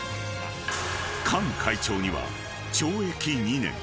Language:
Japanese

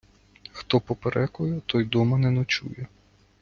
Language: Ukrainian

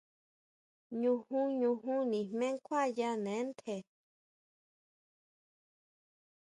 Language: Huautla Mazatec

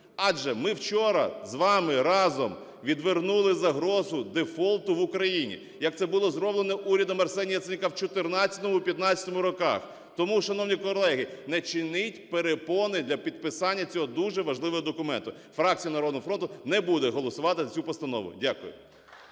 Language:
Ukrainian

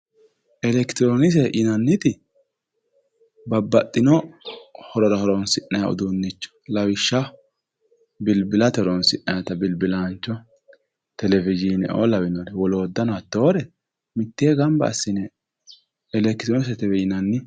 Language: Sidamo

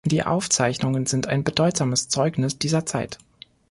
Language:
German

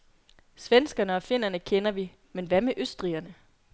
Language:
Danish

